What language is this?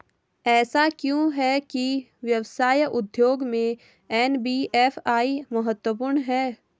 Hindi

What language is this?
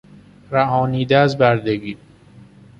Persian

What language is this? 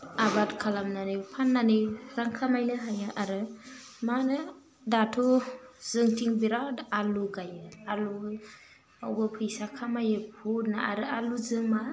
Bodo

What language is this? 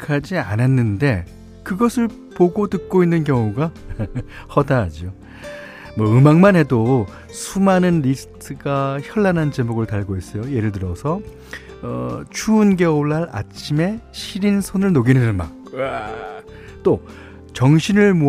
Korean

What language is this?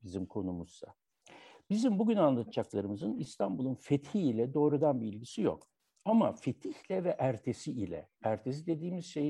Turkish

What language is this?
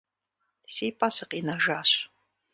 Kabardian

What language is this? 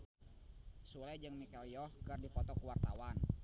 Sundanese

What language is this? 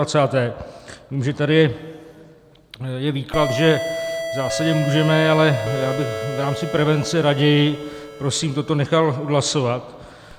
Czech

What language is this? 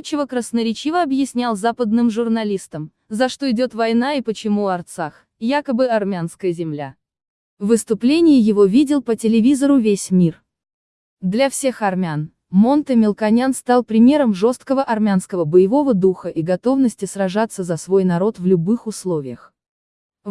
Russian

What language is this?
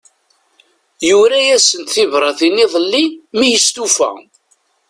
Kabyle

